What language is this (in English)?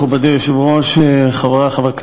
Hebrew